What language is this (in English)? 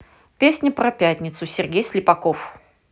Russian